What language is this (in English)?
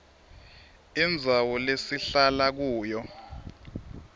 Swati